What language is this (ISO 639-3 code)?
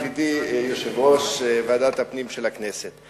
heb